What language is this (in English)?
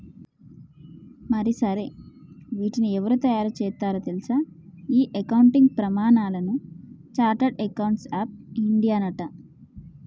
Telugu